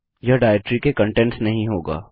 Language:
Hindi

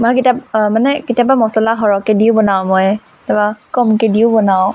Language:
Assamese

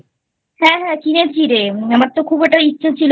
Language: Bangla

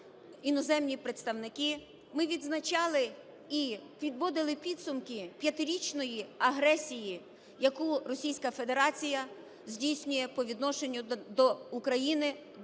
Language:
Ukrainian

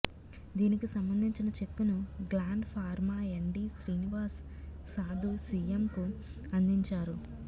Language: Telugu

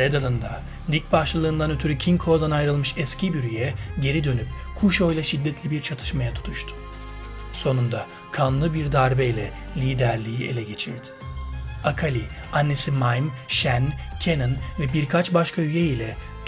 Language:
Turkish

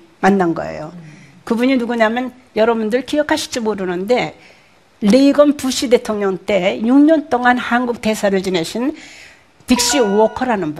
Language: Korean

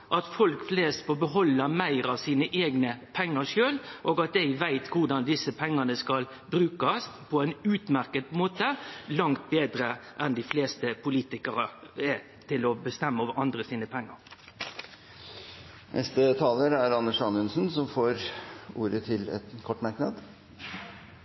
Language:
Norwegian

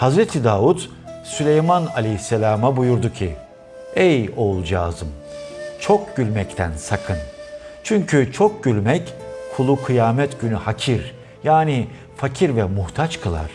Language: Turkish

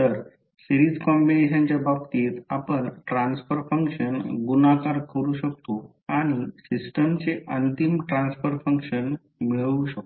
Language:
Marathi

